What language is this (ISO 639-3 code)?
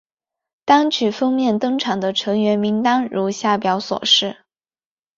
zho